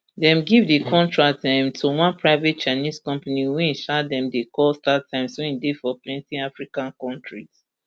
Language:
Nigerian Pidgin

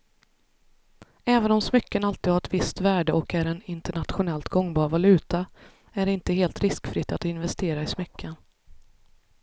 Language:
Swedish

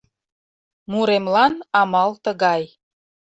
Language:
Mari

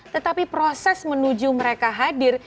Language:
Indonesian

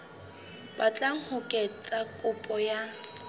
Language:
Southern Sotho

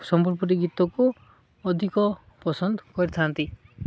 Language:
Odia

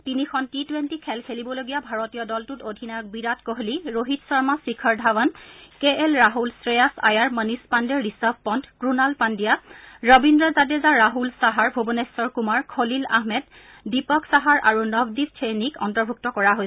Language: Assamese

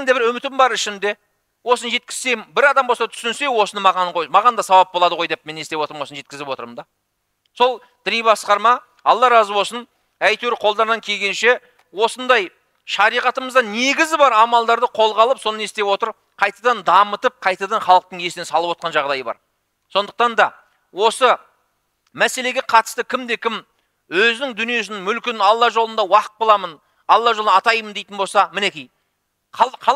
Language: Turkish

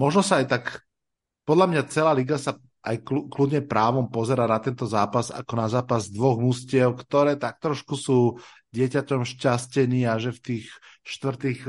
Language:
Slovak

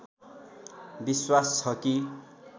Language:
Nepali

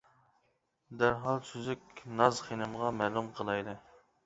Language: Uyghur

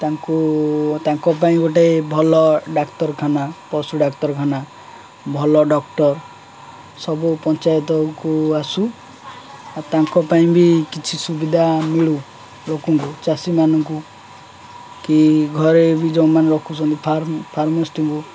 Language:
Odia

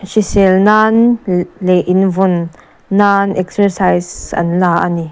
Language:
Mizo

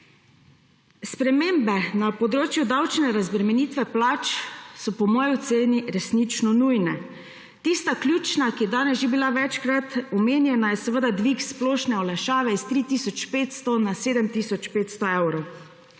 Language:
Slovenian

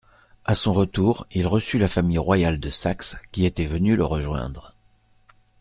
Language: French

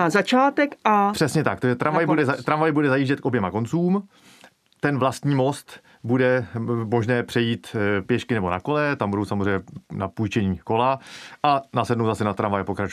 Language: Czech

